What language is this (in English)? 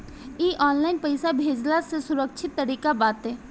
Bhojpuri